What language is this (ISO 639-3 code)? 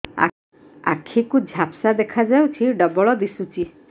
ori